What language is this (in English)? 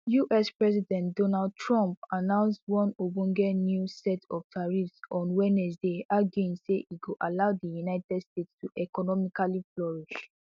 Nigerian Pidgin